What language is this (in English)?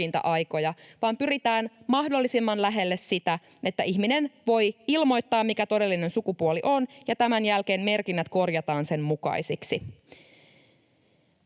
Finnish